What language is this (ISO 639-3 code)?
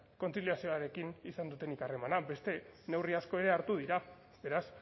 eus